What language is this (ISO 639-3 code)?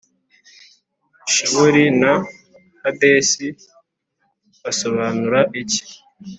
kin